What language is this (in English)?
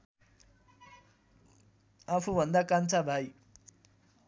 Nepali